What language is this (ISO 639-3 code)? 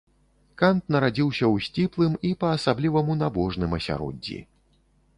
bel